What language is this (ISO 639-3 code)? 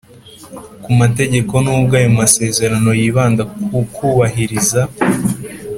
kin